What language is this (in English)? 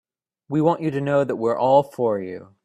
English